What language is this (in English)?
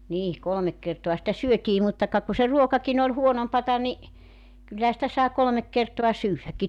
Finnish